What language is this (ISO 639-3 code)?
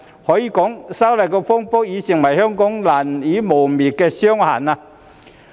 yue